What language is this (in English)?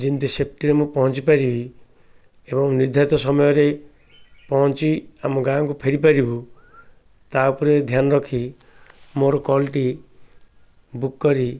Odia